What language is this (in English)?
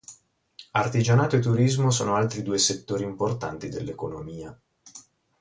Italian